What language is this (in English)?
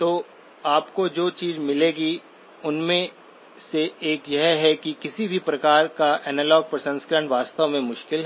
Hindi